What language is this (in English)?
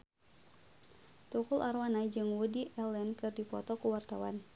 Sundanese